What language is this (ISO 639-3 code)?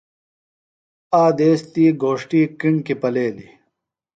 phl